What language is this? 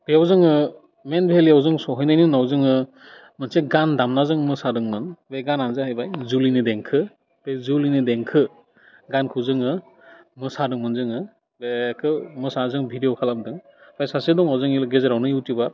Bodo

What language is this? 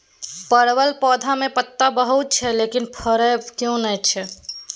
Maithili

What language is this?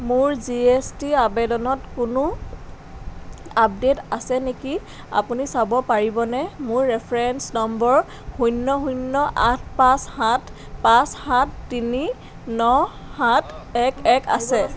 Assamese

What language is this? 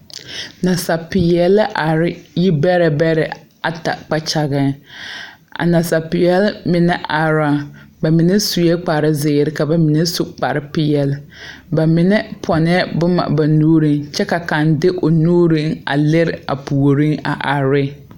Southern Dagaare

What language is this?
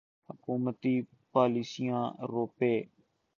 Urdu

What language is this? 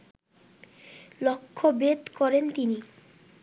Bangla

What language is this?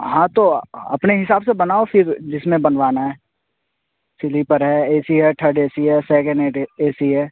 Urdu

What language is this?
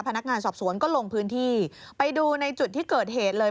Thai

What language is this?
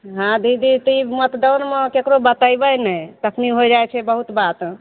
Maithili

